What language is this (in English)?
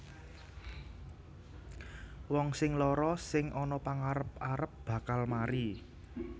Javanese